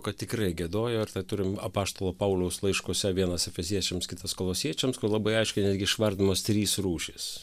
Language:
Lithuanian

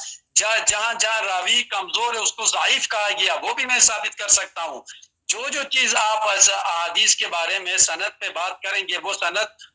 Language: Urdu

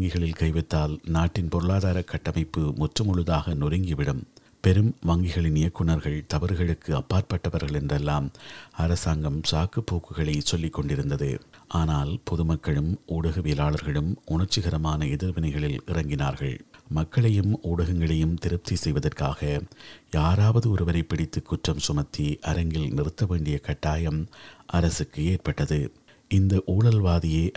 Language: Tamil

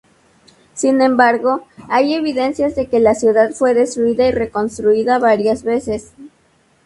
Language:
Spanish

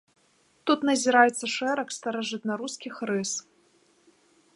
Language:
Belarusian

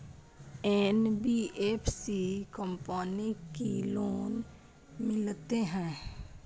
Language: Maithili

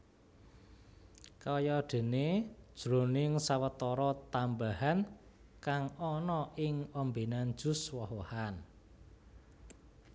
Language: Javanese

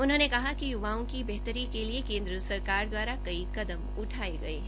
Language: Hindi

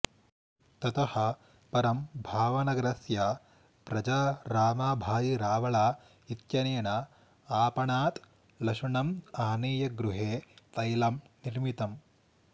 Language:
Sanskrit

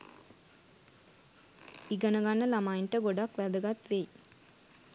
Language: Sinhala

